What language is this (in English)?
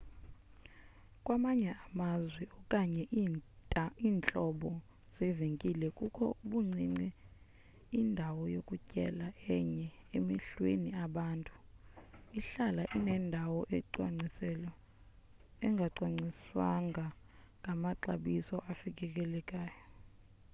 Xhosa